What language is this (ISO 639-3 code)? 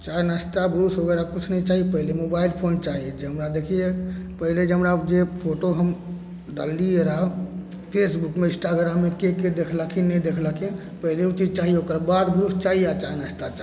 mai